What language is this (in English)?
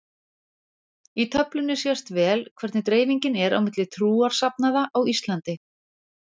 Icelandic